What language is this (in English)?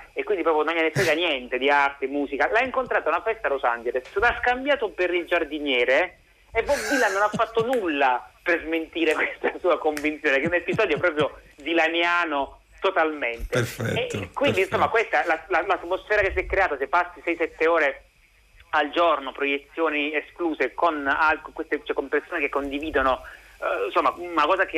Italian